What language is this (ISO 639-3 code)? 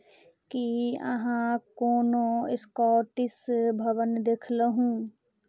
mai